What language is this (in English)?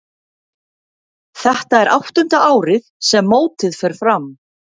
Icelandic